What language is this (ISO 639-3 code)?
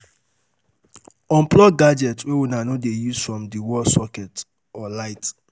pcm